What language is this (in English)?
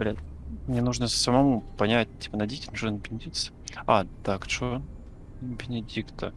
Russian